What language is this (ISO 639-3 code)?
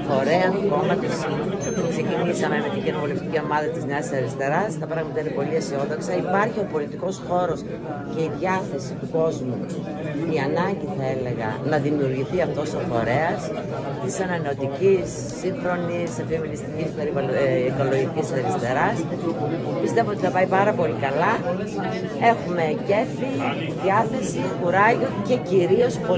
ell